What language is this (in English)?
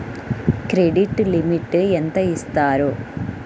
Telugu